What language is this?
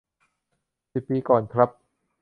Thai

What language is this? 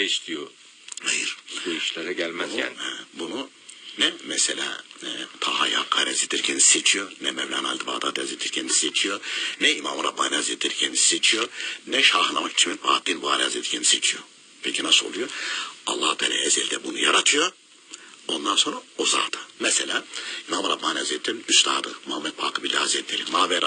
Turkish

